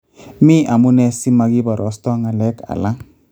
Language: Kalenjin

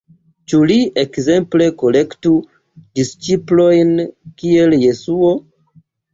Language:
Esperanto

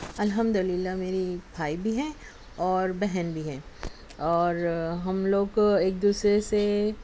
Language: Urdu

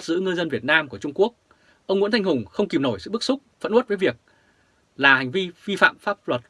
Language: Vietnamese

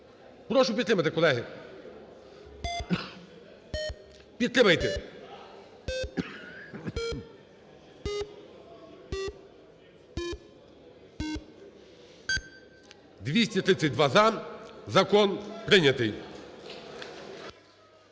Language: Ukrainian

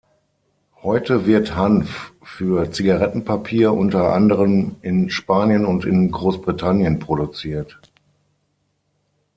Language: German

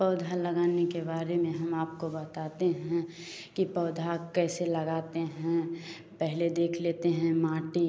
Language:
Hindi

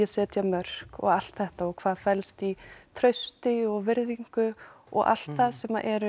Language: Icelandic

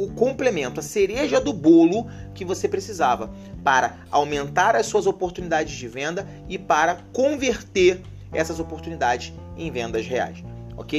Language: Portuguese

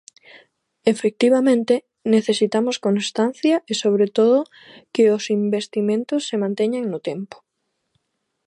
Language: Galician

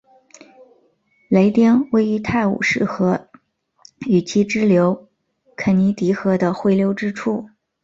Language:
Chinese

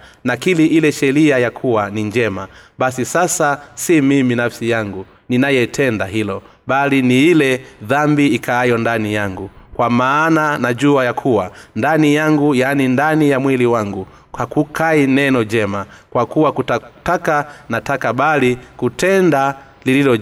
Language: Swahili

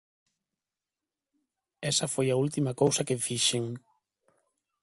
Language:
Galician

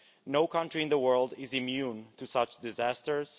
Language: English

